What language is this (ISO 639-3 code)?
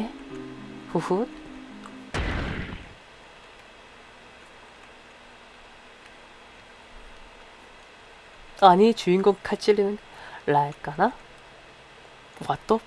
kor